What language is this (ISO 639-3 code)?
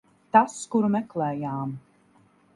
lav